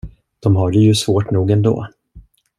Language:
Swedish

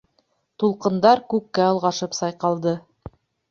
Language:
Bashkir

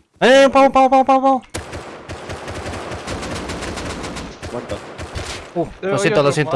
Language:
Spanish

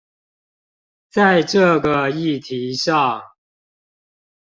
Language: Chinese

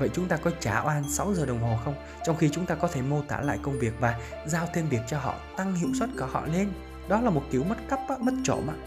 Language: Vietnamese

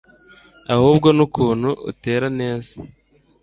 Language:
Kinyarwanda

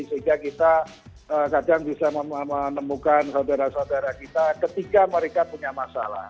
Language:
Indonesian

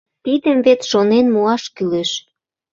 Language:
Mari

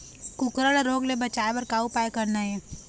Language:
Chhattisgarhi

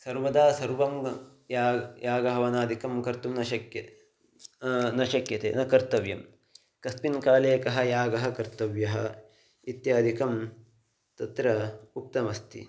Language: Sanskrit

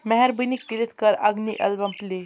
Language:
Kashmiri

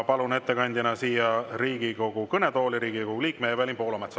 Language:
Estonian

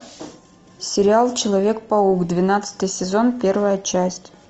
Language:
Russian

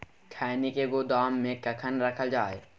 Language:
Maithili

